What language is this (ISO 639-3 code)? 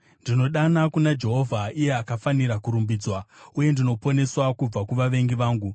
sna